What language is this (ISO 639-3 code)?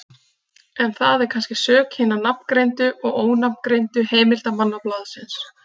isl